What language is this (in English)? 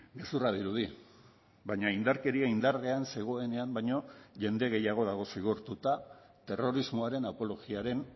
Basque